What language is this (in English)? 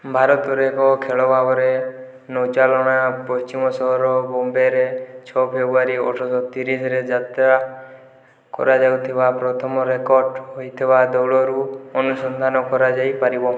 Odia